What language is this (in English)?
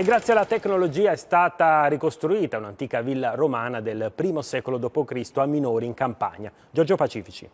Italian